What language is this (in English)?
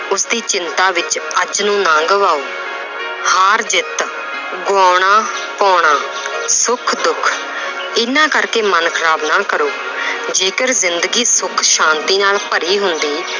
Punjabi